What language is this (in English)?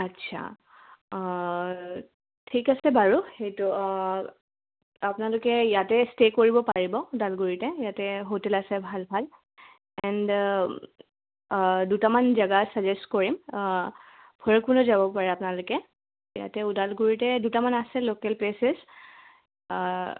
Assamese